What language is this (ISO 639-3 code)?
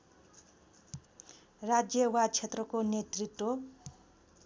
nep